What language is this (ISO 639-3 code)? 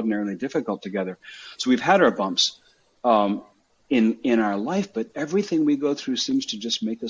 eng